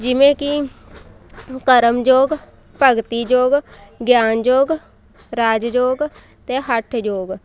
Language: Punjabi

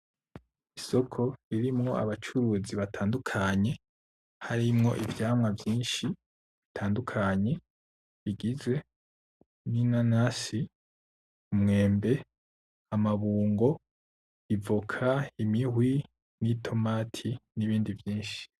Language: Rundi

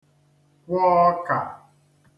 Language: Igbo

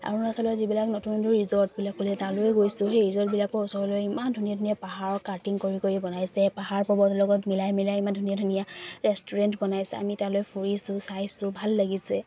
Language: Assamese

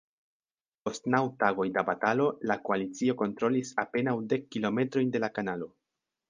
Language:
Esperanto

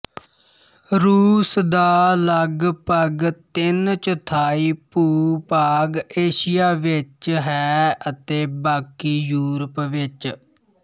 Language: Punjabi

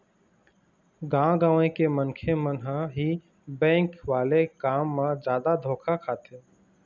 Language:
Chhattisgarhi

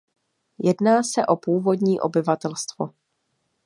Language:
Czech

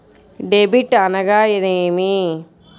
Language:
Telugu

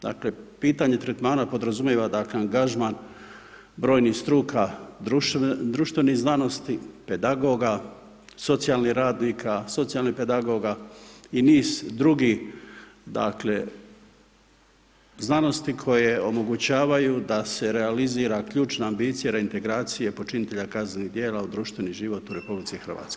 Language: Croatian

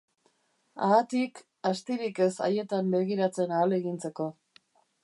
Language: Basque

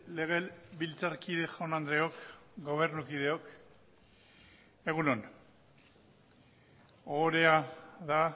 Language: Basque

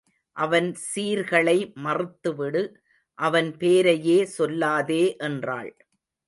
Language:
Tamil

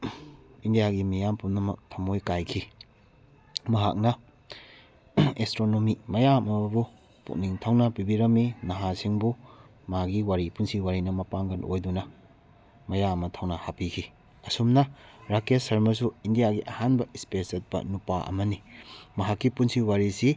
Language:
Manipuri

